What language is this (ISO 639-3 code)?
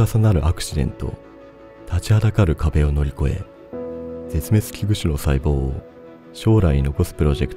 jpn